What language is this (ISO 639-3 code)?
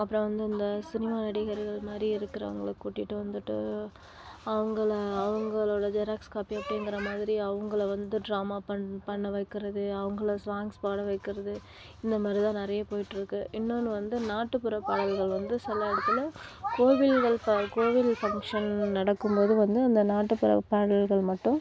tam